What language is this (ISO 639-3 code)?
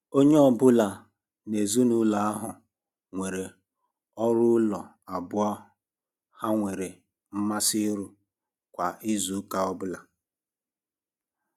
ibo